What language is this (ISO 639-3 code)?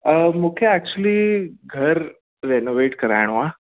snd